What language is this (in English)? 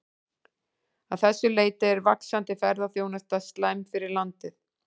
Icelandic